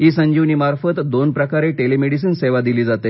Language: Marathi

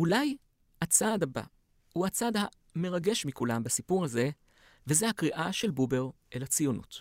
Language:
Hebrew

